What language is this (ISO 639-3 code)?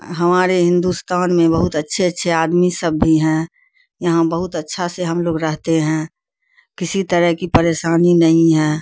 urd